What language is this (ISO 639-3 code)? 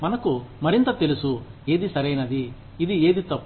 tel